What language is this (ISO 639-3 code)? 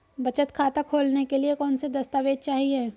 hin